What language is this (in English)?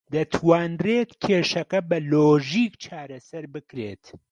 Central Kurdish